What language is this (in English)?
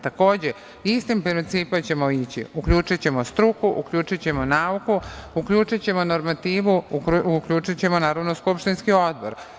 Serbian